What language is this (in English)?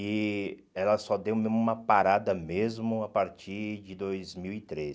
Portuguese